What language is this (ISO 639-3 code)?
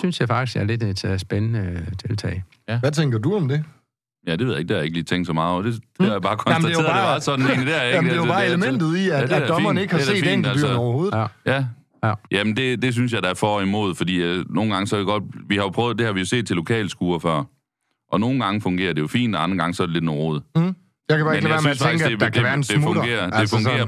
dan